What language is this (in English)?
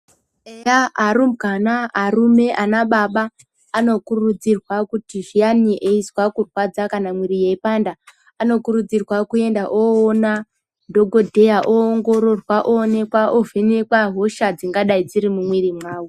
Ndau